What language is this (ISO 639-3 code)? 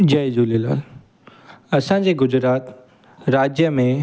snd